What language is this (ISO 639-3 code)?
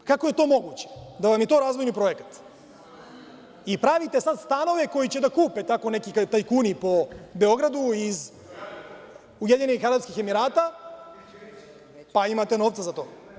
srp